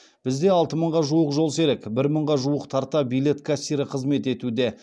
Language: Kazakh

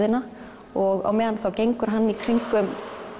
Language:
Icelandic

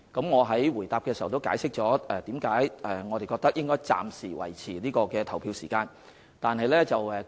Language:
Cantonese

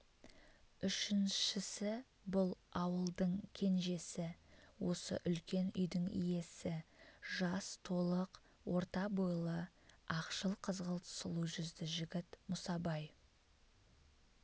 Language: Kazakh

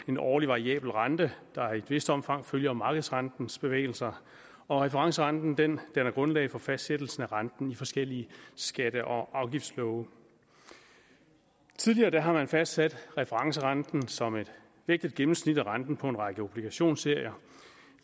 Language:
Danish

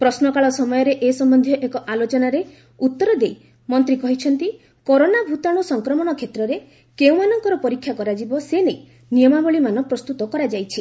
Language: Odia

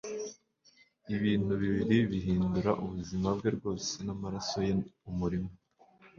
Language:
Kinyarwanda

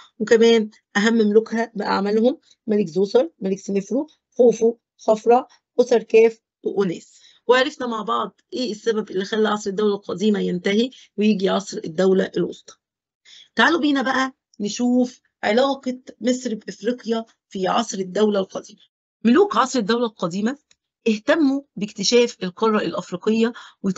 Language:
Arabic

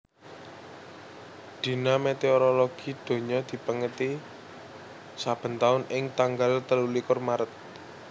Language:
Javanese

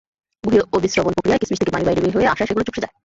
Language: Bangla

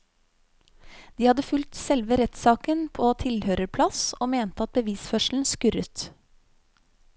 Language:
Norwegian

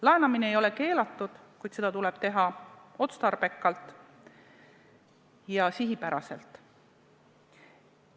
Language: Estonian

